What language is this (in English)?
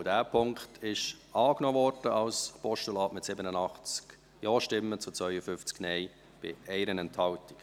Swiss German